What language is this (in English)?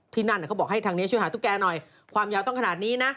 Thai